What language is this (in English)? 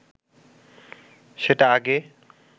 Bangla